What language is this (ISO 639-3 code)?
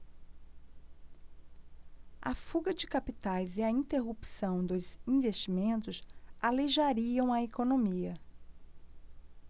por